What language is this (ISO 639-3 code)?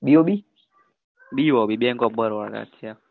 guj